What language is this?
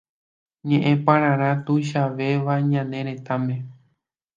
Guarani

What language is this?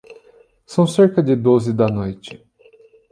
Portuguese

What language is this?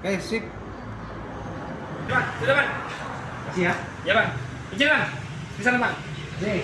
Indonesian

